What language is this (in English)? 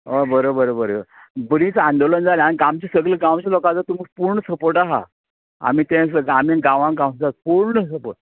Konkani